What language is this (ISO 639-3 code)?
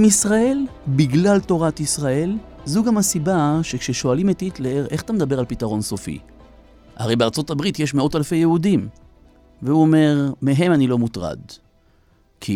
heb